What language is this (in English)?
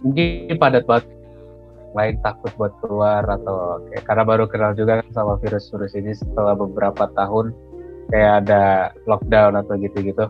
Indonesian